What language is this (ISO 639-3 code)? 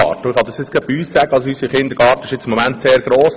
gsw